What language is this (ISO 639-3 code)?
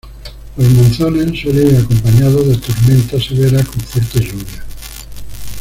spa